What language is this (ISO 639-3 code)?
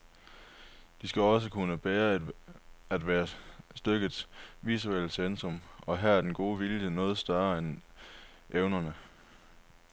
dan